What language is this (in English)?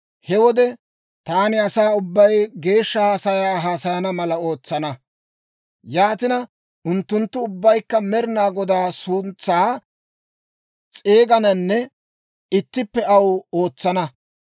Dawro